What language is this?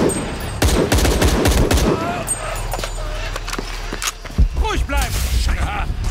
German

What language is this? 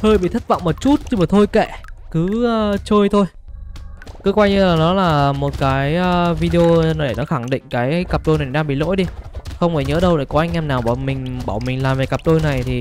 Vietnamese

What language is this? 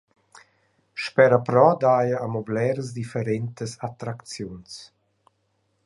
Romansh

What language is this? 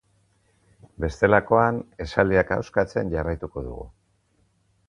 Basque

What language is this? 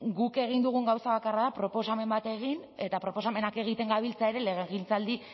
Basque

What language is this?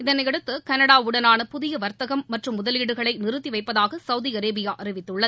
Tamil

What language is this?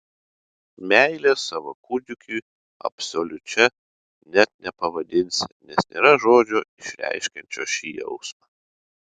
Lithuanian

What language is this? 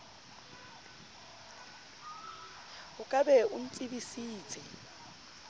Southern Sotho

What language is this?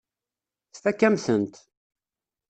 Kabyle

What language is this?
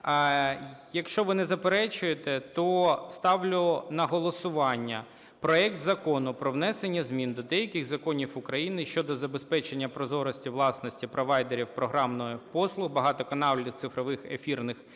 Ukrainian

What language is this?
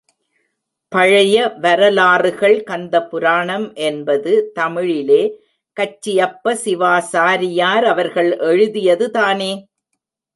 Tamil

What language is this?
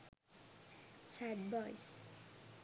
Sinhala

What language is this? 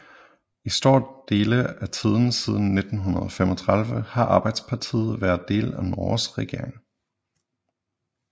Danish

